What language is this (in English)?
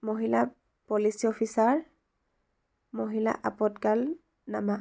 Assamese